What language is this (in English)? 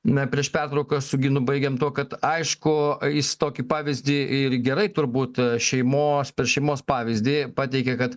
Lithuanian